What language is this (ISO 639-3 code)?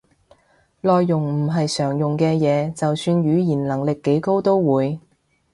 yue